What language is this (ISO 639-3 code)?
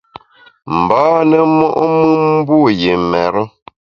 bax